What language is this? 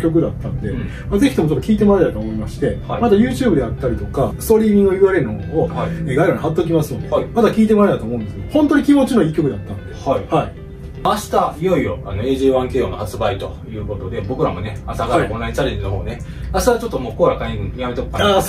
Japanese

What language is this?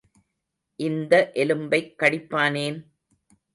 Tamil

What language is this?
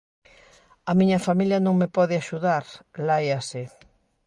Galician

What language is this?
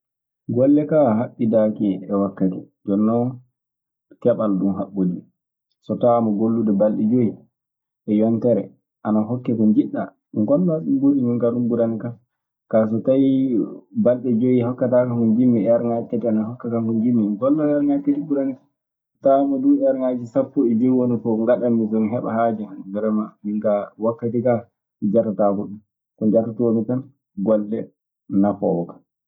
Maasina Fulfulde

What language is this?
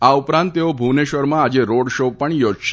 Gujarati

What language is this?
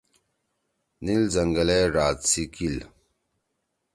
Torwali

